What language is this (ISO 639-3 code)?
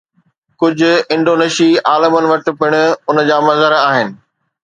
snd